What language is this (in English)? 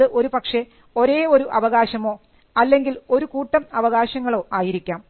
Malayalam